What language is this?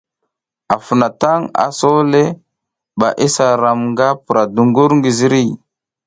South Giziga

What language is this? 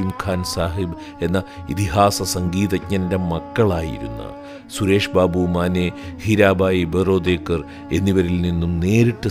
Malayalam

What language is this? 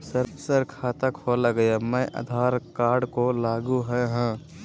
Magahi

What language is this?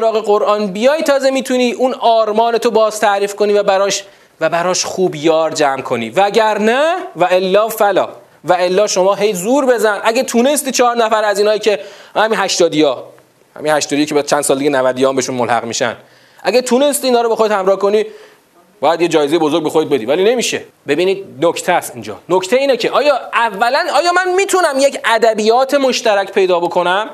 Persian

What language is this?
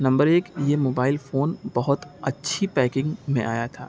Urdu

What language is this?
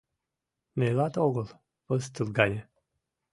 Mari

